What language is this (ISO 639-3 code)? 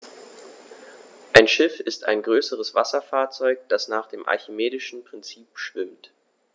deu